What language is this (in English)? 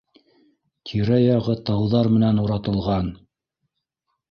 Bashkir